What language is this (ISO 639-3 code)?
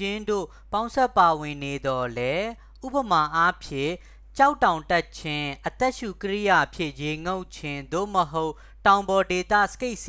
mya